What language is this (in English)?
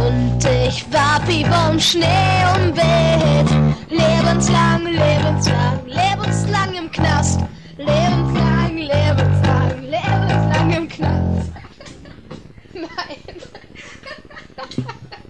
German